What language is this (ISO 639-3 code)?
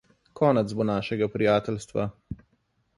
slv